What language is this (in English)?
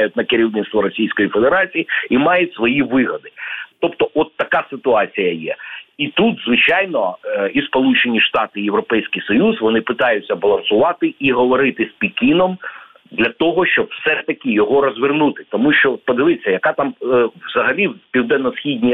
Ukrainian